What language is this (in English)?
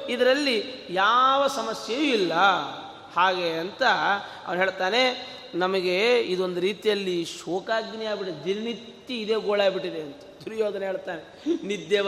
Kannada